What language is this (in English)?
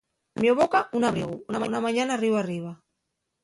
Asturian